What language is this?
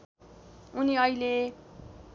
Nepali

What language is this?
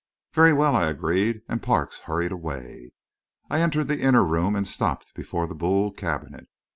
English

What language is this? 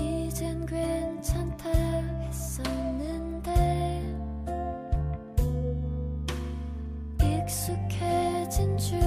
Korean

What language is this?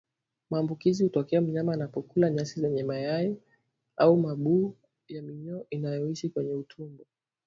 Swahili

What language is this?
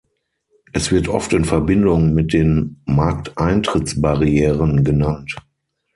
German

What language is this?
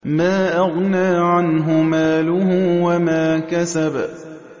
Arabic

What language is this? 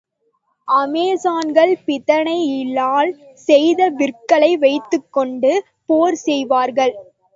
Tamil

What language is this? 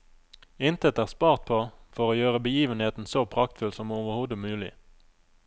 Norwegian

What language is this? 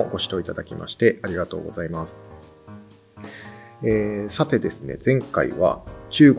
Japanese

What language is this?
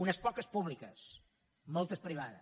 Catalan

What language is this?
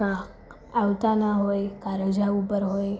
Gujarati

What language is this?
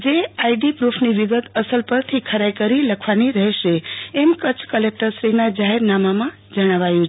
Gujarati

